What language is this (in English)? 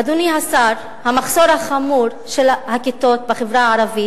Hebrew